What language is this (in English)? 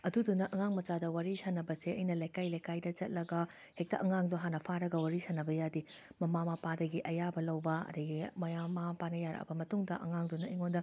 Manipuri